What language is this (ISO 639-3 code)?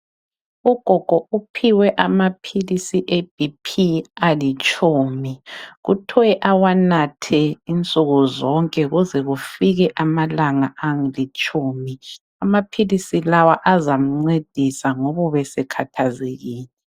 nde